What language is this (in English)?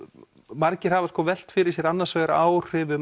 Icelandic